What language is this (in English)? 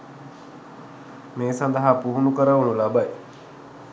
Sinhala